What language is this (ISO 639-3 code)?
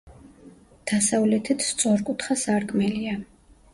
kat